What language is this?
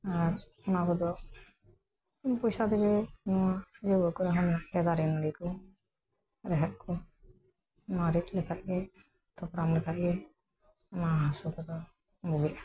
Santali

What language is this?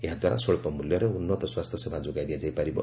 Odia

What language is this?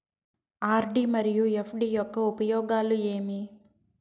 Telugu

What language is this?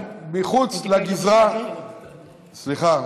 Hebrew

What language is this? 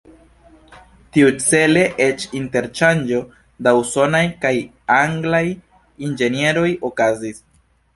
Esperanto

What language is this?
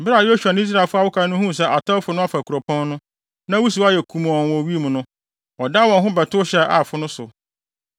Akan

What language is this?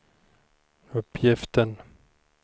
Swedish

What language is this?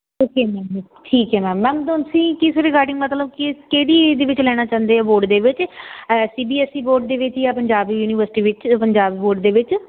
Punjabi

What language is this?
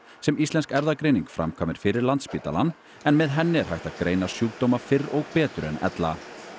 Icelandic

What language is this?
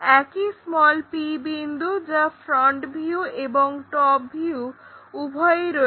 Bangla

